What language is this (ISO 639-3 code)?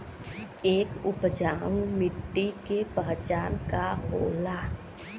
bho